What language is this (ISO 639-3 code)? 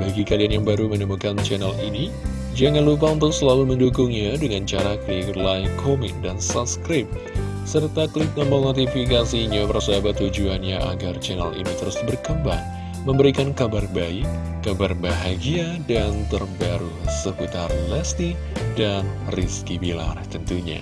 ind